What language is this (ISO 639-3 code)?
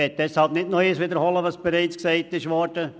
gsw